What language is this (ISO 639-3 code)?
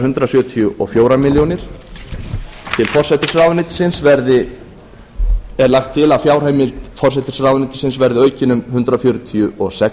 isl